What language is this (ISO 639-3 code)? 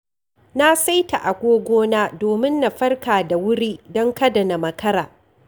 hau